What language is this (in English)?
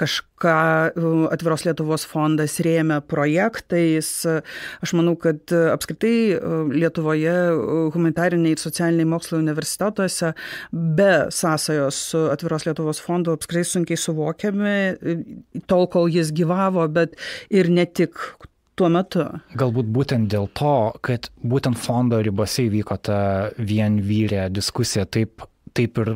Lithuanian